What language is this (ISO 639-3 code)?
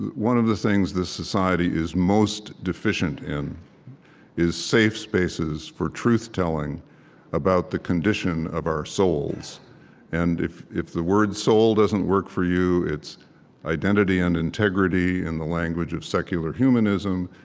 eng